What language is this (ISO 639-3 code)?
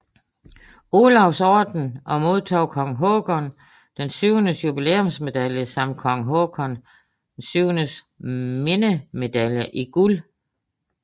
dan